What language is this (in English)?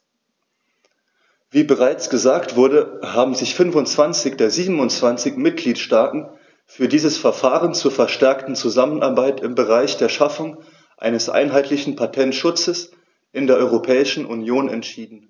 German